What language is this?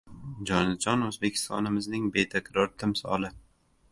Uzbek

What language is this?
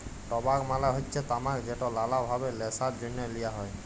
Bangla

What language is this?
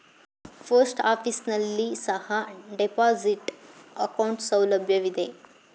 Kannada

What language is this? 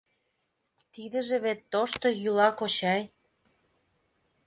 Mari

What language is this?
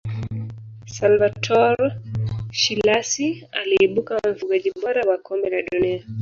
Swahili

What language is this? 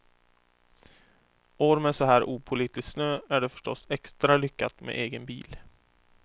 Swedish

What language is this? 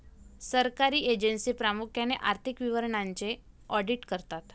Marathi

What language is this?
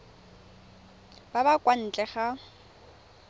Tswana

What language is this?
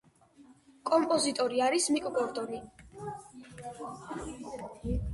Georgian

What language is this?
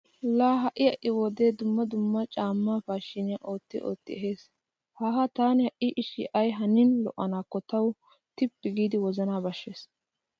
Wolaytta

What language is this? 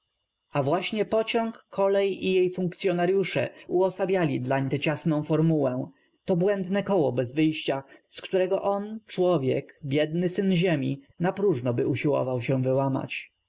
Polish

